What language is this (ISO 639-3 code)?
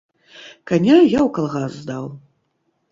bel